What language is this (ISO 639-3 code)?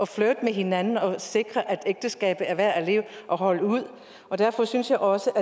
dan